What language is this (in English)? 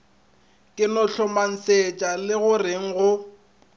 Northern Sotho